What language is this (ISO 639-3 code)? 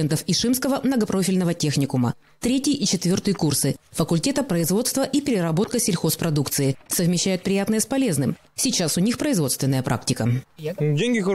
rus